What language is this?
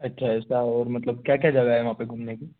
Hindi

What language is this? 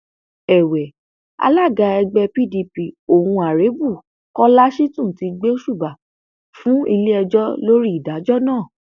Yoruba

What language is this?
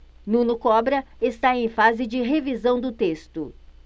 Portuguese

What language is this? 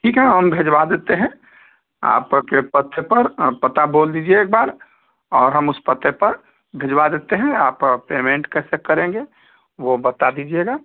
Hindi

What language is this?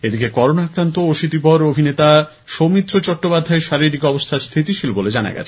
Bangla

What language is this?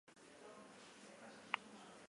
Basque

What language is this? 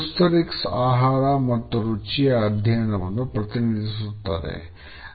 Kannada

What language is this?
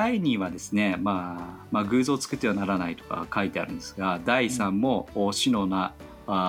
Japanese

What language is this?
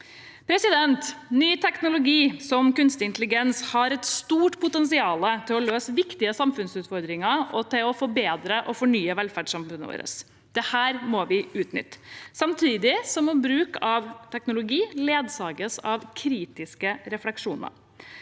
Norwegian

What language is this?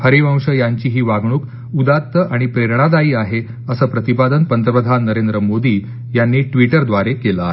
Marathi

